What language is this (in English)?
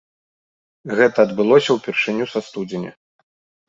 Belarusian